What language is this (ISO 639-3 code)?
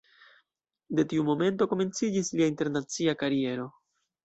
epo